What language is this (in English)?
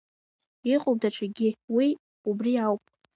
Abkhazian